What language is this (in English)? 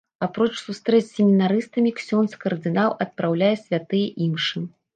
Belarusian